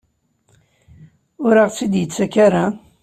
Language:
Kabyle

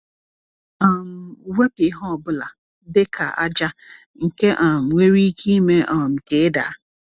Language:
Igbo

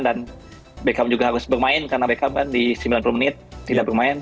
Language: Indonesian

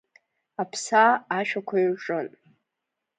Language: Abkhazian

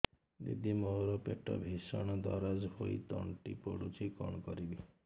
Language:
Odia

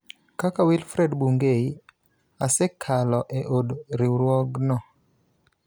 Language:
Luo (Kenya and Tanzania)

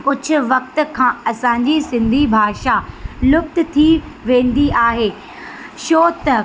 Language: Sindhi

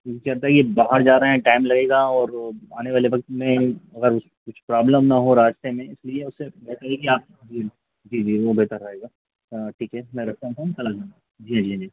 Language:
Hindi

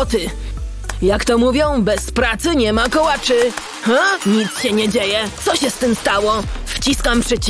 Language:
Polish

